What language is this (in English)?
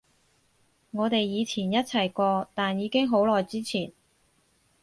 Cantonese